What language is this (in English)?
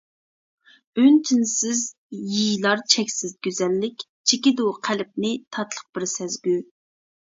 Uyghur